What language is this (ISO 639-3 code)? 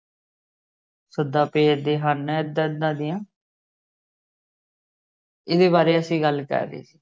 pan